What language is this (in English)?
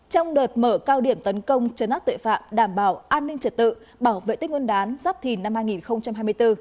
Vietnamese